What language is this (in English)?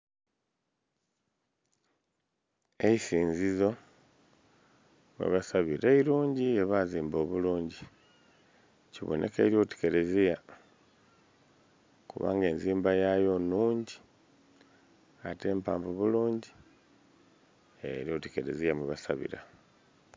Soga